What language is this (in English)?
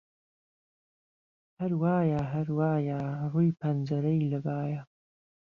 Central Kurdish